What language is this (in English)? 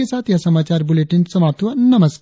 Hindi